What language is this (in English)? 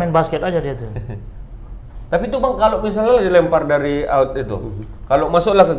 Indonesian